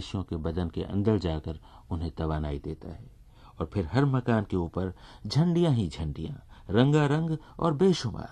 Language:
Hindi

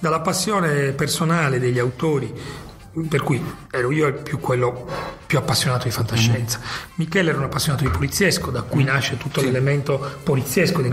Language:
Italian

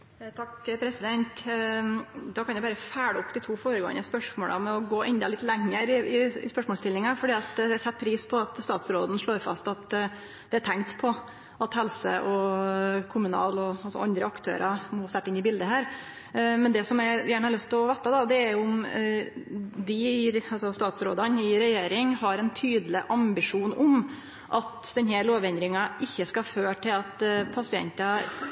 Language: Norwegian Nynorsk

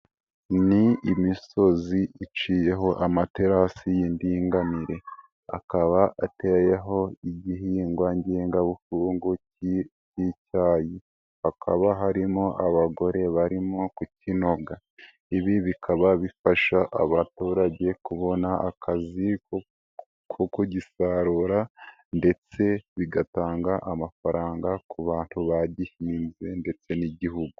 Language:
Kinyarwanda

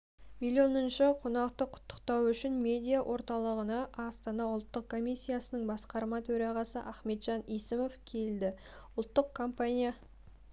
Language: Kazakh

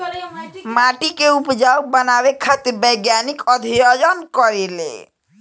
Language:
Bhojpuri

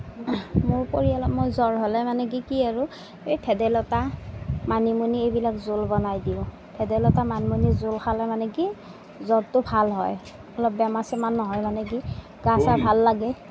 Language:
Assamese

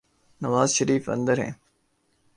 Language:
Urdu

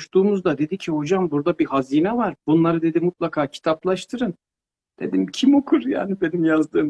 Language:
Turkish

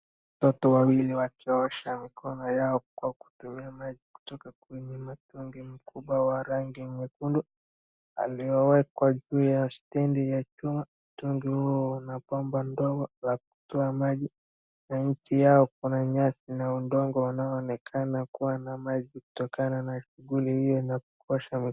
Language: Swahili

